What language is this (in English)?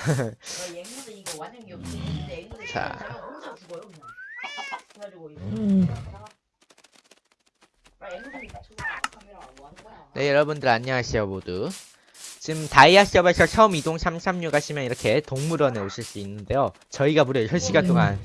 Korean